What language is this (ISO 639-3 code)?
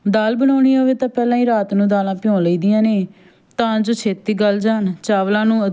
pan